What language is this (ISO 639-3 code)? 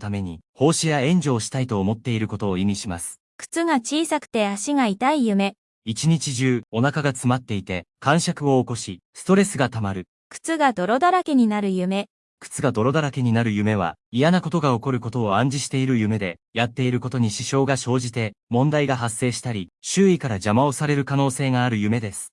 jpn